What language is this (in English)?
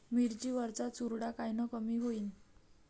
Marathi